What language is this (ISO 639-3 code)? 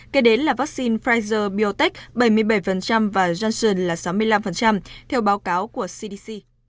vie